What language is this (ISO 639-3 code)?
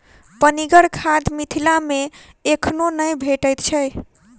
mai